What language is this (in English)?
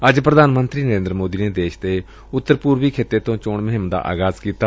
Punjabi